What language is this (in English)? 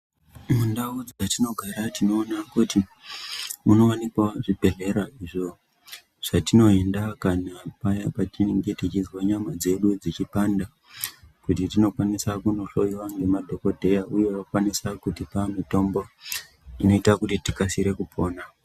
Ndau